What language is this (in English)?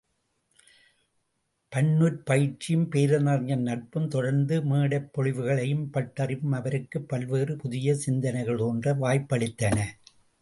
Tamil